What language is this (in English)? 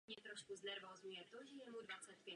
Czech